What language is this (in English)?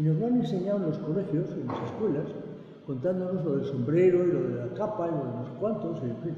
Spanish